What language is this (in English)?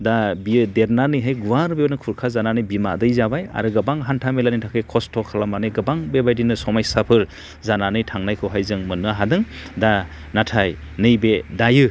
Bodo